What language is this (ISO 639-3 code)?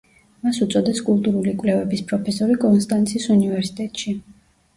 kat